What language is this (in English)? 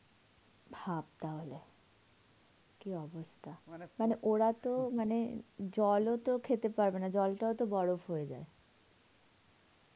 Bangla